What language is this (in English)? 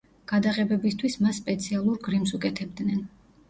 Georgian